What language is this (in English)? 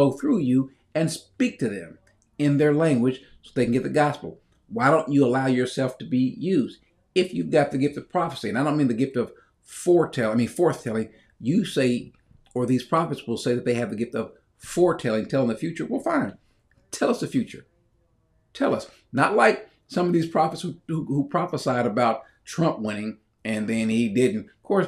English